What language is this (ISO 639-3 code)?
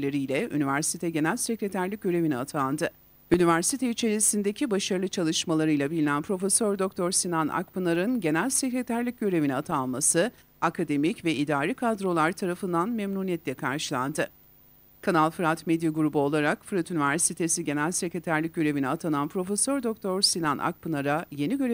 tur